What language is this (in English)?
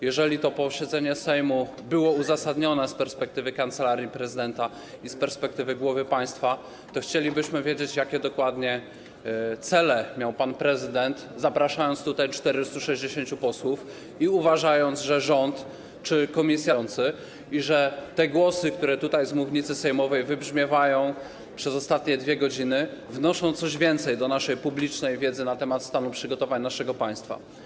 Polish